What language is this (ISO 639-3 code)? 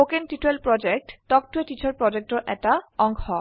asm